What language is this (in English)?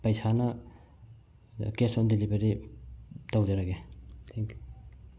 Manipuri